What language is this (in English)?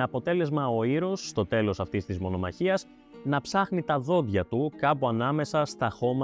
Greek